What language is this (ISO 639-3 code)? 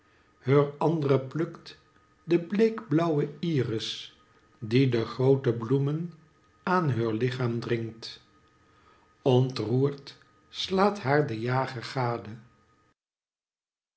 nld